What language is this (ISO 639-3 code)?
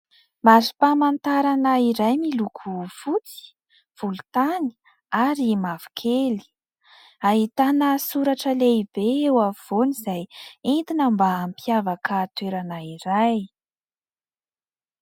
mlg